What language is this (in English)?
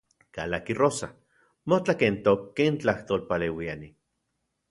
Central Puebla Nahuatl